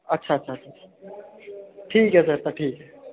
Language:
Dogri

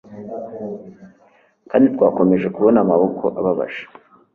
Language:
Kinyarwanda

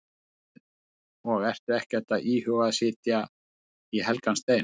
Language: Icelandic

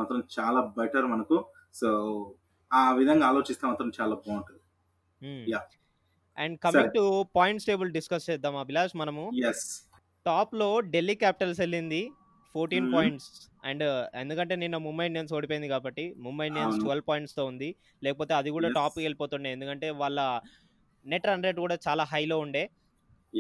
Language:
Telugu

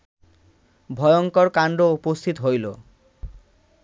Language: Bangla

